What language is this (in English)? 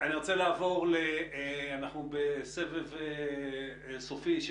Hebrew